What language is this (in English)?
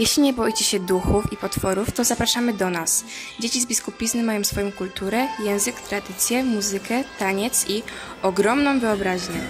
Polish